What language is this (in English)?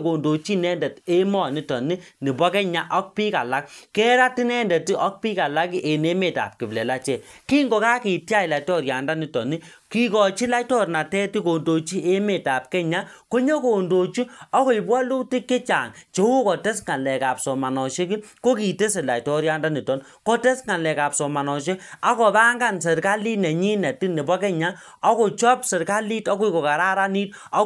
Kalenjin